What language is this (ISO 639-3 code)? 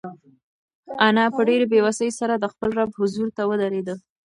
pus